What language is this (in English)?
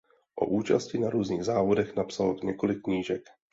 Czech